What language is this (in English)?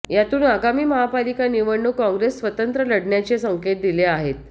Marathi